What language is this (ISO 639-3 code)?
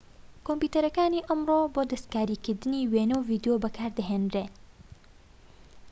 ckb